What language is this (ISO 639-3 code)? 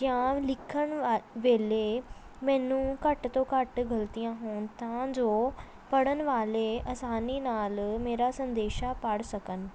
pan